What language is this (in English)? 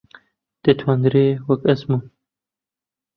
Central Kurdish